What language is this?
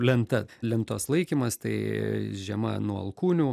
Lithuanian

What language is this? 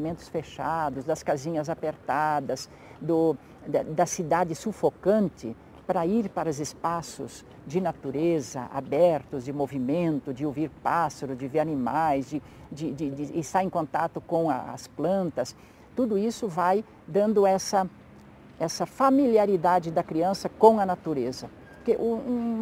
Portuguese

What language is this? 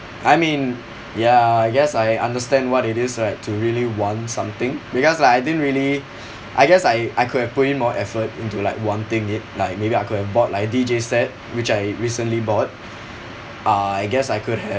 English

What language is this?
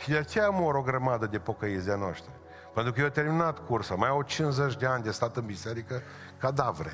Romanian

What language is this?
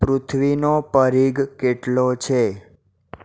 Gujarati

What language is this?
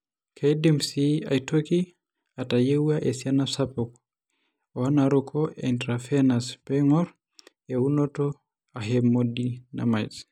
Masai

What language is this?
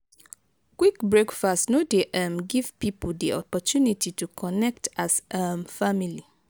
Nigerian Pidgin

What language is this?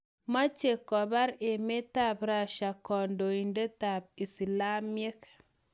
Kalenjin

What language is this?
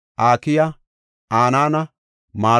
Gofa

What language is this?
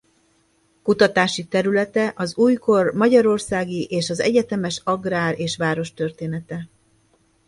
Hungarian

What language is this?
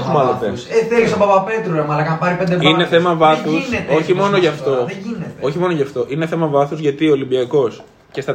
Greek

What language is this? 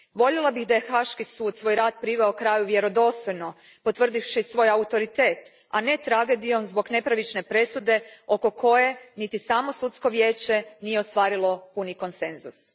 Croatian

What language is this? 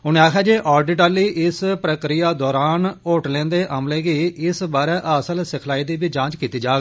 Dogri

